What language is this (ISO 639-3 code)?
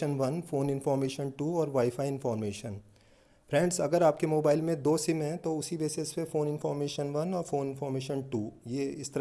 hin